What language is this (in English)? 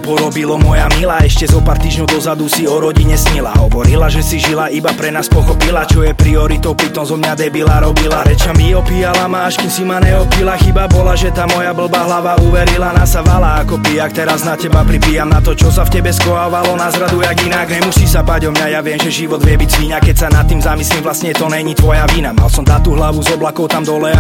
Slovak